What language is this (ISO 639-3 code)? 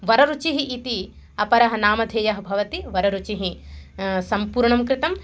san